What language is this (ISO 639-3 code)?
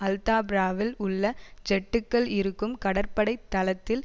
tam